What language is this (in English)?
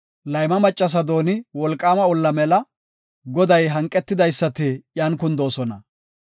Gofa